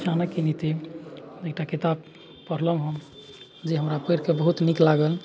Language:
Maithili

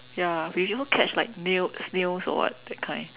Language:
English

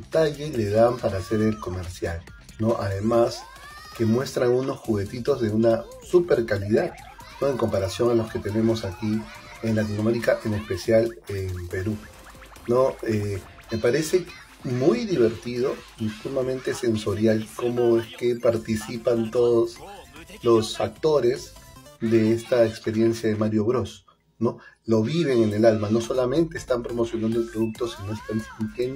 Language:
Spanish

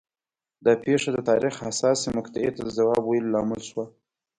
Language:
Pashto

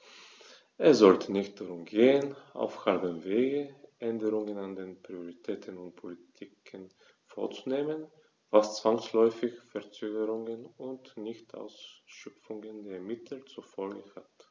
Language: German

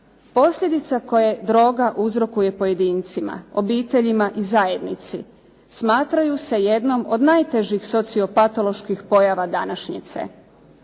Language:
Croatian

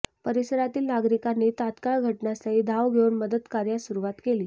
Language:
Marathi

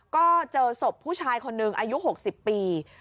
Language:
Thai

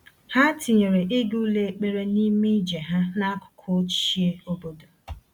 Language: Igbo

